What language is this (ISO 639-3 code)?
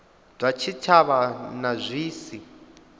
ven